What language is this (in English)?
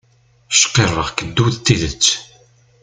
Kabyle